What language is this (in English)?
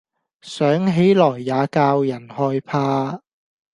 Cantonese